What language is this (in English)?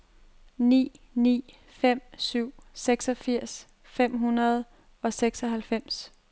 Danish